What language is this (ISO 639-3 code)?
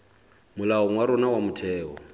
sot